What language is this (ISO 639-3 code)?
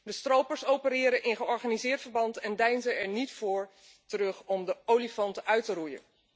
nld